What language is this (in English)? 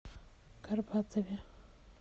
Russian